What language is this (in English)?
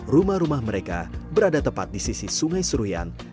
Indonesian